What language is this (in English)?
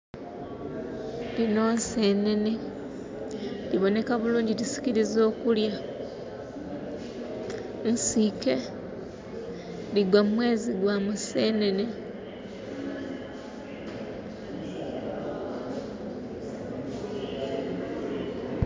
Soga